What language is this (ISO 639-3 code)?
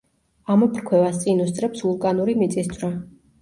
kat